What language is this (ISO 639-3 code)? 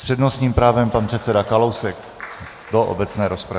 ces